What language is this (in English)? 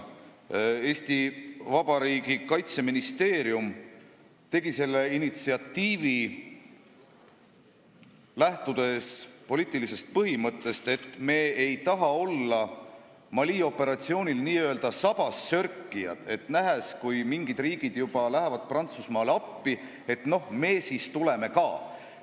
Estonian